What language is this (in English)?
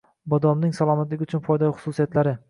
Uzbek